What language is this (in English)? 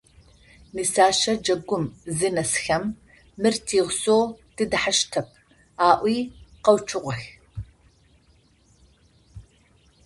Adyghe